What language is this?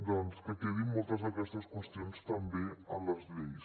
Catalan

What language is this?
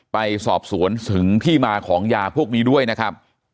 Thai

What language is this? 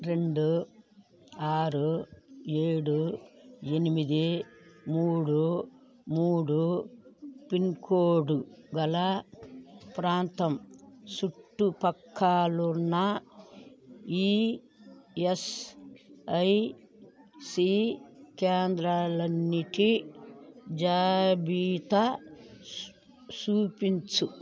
Telugu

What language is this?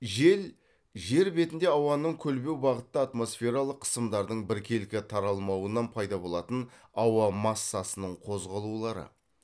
Kazakh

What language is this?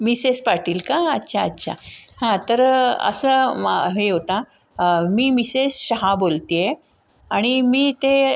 Marathi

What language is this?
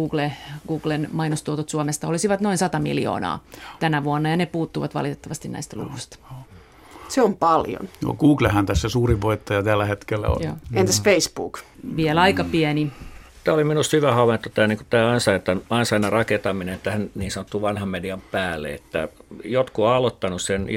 Finnish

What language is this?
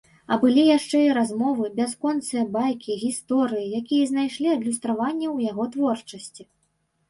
Belarusian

